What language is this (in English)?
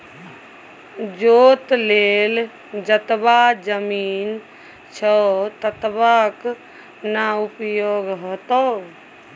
Maithili